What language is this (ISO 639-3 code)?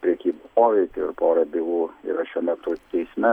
lit